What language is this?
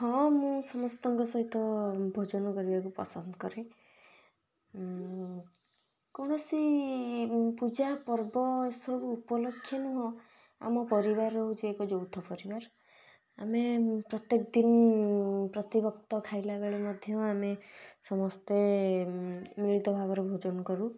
Odia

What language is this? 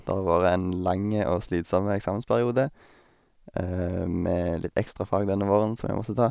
Norwegian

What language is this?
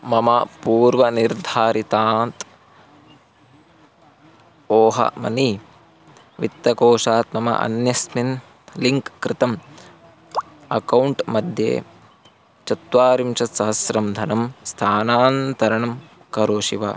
Sanskrit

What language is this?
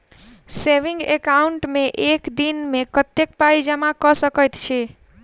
Maithili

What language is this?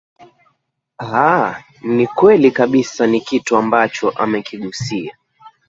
Swahili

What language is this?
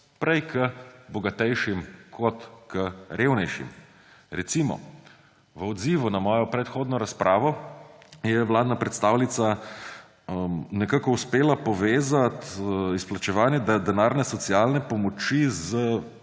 Slovenian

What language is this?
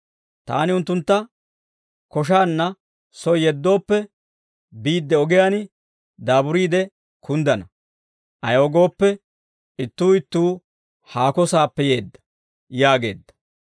Dawro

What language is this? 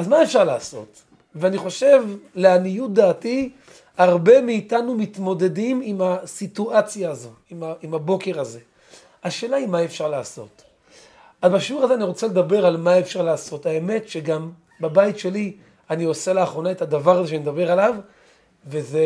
Hebrew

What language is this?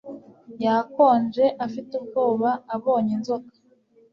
Kinyarwanda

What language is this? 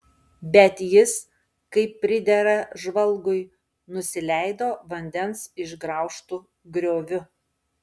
Lithuanian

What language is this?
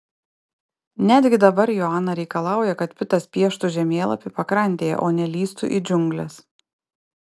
Lithuanian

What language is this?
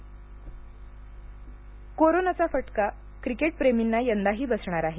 Marathi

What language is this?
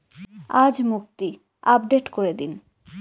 Bangla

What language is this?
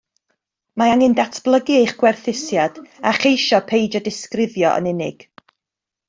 Welsh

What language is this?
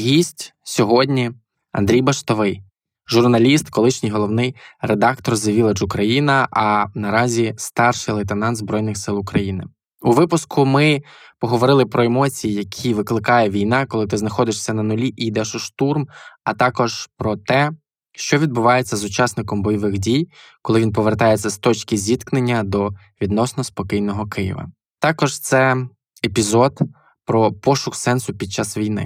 Ukrainian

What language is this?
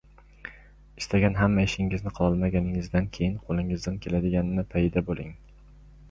Uzbek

